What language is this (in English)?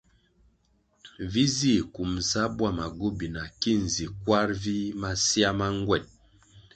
Kwasio